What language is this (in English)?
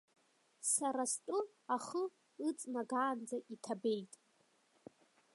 Abkhazian